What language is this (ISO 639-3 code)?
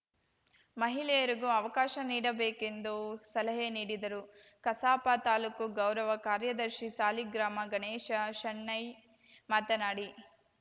kan